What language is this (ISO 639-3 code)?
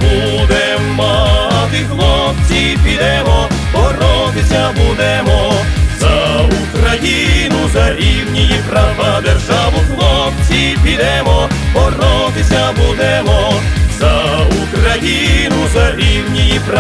ukr